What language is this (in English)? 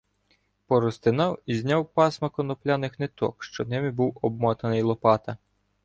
Ukrainian